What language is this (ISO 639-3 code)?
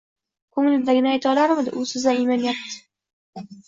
uzb